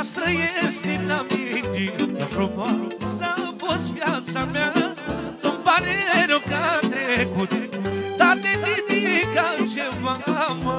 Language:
Romanian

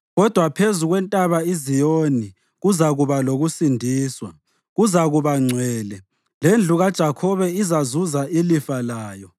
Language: North Ndebele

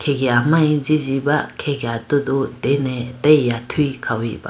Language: Idu-Mishmi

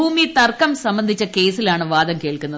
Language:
Malayalam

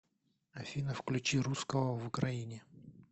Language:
Russian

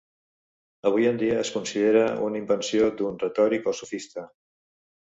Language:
Catalan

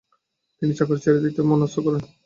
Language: Bangla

